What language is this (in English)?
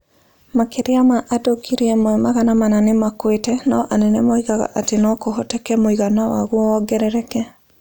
Kikuyu